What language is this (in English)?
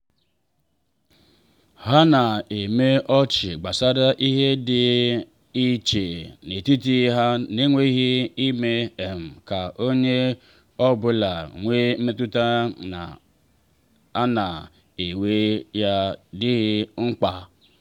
Igbo